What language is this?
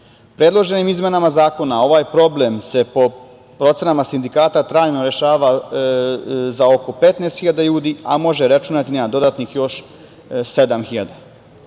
Serbian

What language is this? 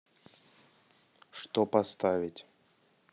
Russian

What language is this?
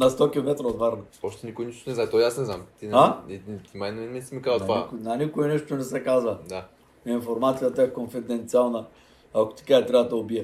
Bulgarian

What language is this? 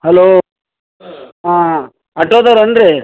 Kannada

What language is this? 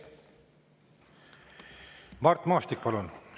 Estonian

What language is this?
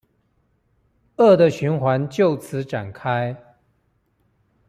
Chinese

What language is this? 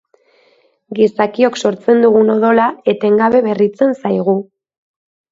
Basque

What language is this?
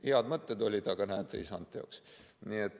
Estonian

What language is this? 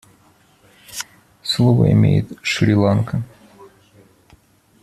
Russian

